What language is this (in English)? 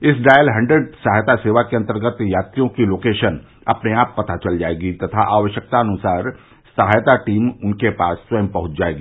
Hindi